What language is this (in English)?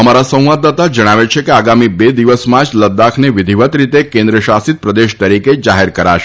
Gujarati